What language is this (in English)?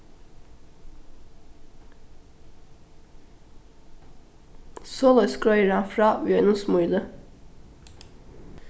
Faroese